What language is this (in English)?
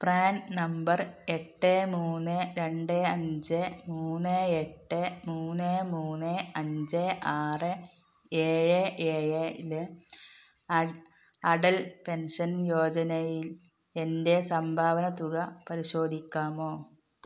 Malayalam